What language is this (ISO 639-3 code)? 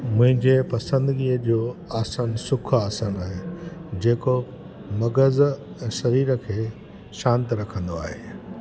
snd